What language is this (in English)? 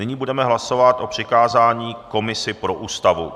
Czech